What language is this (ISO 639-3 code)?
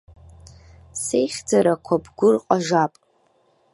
abk